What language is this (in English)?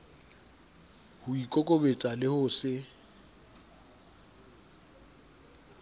Southern Sotho